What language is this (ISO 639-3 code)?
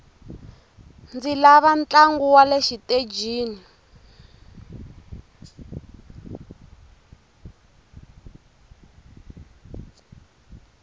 tso